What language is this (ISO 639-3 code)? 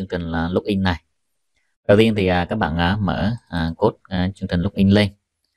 vie